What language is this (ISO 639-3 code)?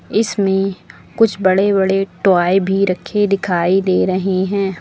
hin